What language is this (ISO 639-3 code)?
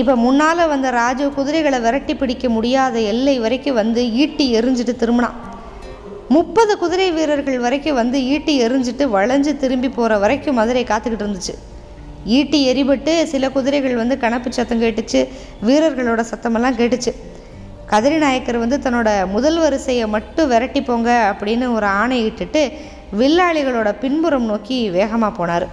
tam